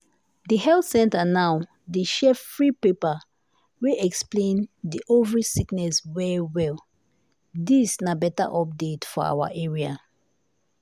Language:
Nigerian Pidgin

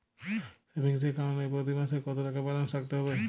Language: Bangla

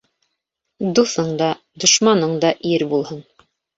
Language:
Bashkir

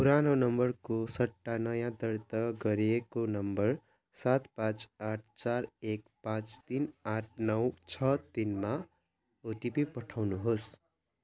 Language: Nepali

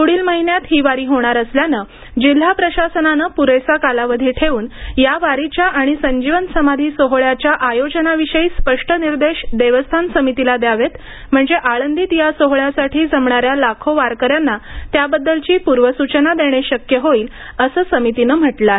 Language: Marathi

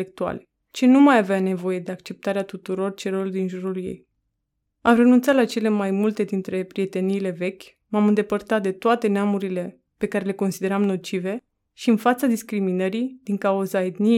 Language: Romanian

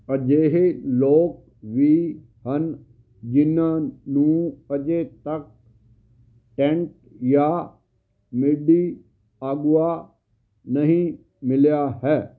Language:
Punjabi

